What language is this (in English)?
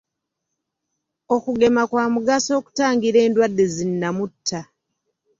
Ganda